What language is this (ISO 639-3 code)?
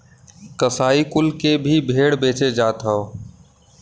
bho